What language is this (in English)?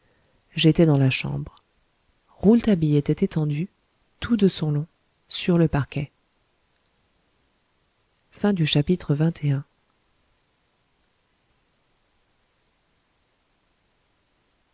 French